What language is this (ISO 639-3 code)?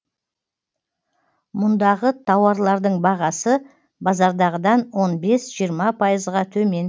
kaz